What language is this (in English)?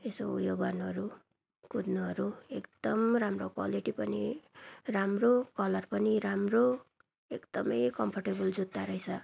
Nepali